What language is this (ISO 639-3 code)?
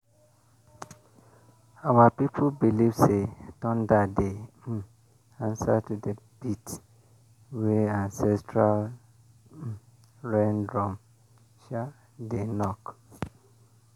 pcm